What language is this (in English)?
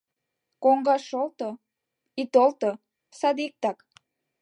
Mari